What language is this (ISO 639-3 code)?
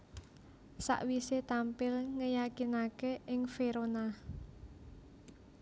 jav